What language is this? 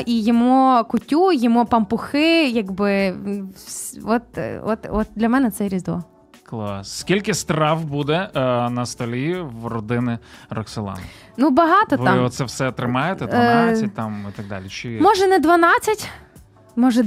Ukrainian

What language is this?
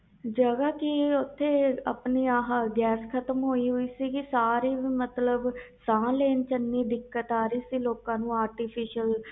Punjabi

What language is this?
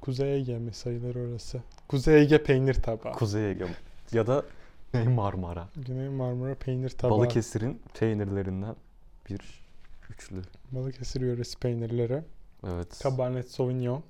Turkish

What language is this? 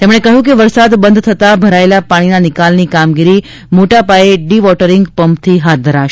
Gujarati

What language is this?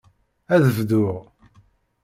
Kabyle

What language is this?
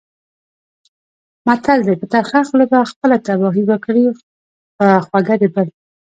Pashto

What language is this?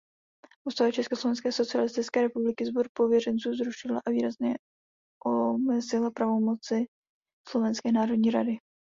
Czech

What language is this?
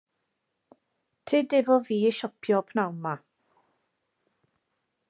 Welsh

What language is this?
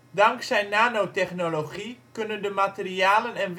Dutch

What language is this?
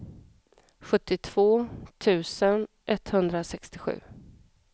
Swedish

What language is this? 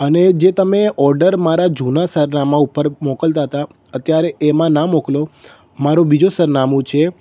Gujarati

